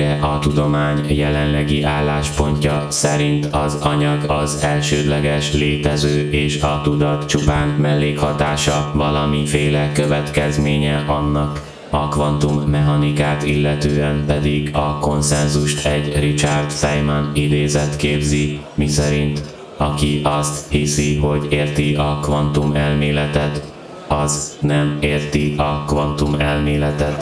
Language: Hungarian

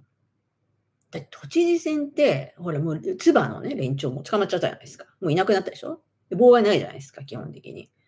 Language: Japanese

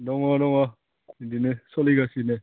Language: Bodo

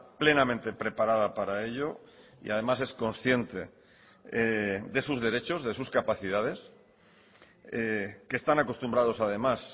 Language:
Spanish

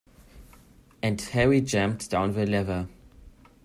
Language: English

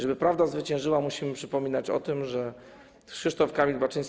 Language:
Polish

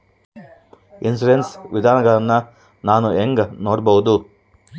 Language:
Kannada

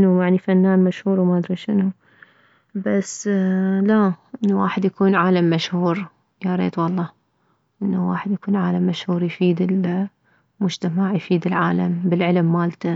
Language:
Mesopotamian Arabic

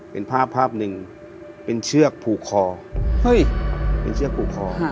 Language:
Thai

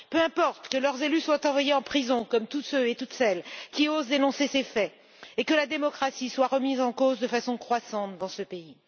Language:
French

